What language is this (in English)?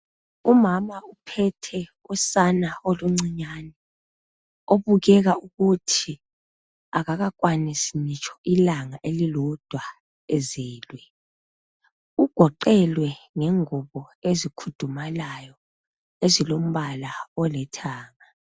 North Ndebele